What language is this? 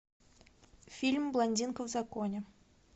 Russian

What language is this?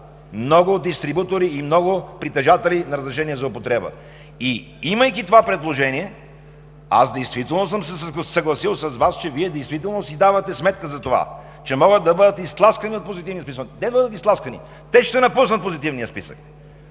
Bulgarian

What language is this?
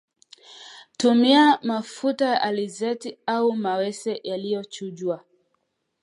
Swahili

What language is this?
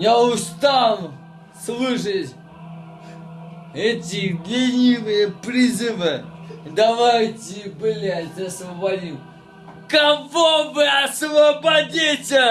Russian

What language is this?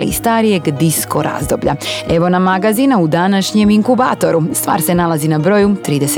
Croatian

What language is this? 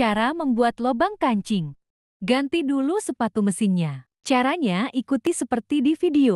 Indonesian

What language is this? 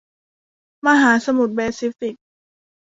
Thai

